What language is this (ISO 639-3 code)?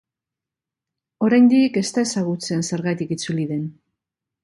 eus